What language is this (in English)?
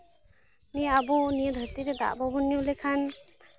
Santali